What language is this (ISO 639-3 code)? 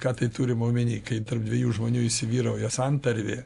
lit